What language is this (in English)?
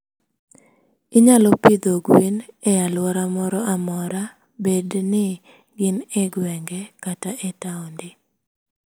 Luo (Kenya and Tanzania)